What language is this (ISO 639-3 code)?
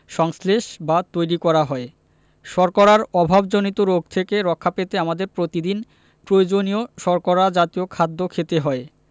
ben